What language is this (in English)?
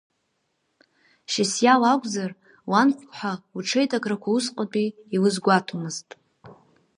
Abkhazian